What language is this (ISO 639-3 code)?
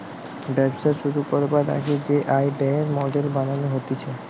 ben